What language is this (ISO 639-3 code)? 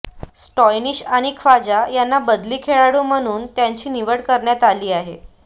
mar